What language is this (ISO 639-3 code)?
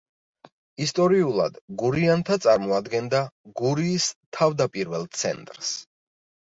kat